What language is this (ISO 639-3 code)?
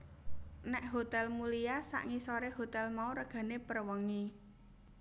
jav